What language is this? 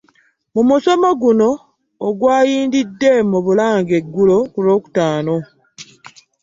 Ganda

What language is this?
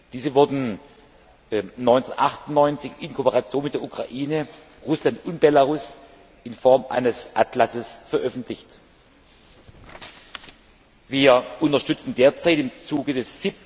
German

